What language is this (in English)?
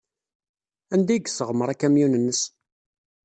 Kabyle